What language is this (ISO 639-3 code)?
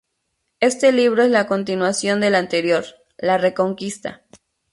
spa